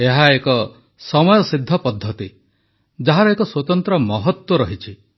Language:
Odia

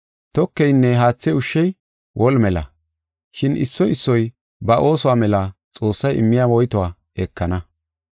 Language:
Gofa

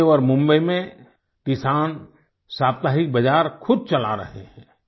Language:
Hindi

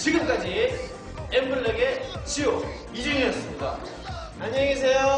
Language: Korean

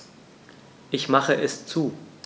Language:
German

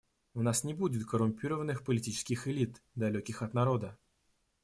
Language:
Russian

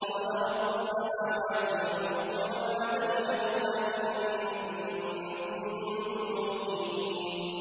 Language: Arabic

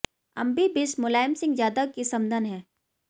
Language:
Hindi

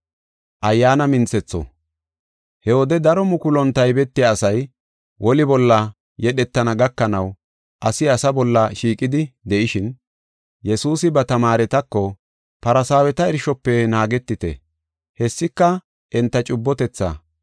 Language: Gofa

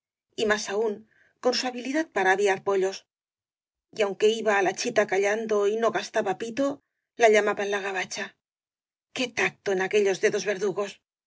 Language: Spanish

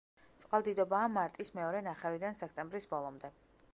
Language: Georgian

